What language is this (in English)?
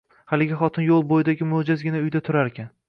Uzbek